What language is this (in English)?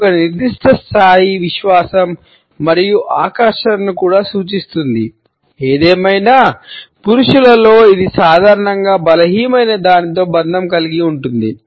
Telugu